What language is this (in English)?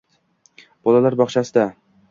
Uzbek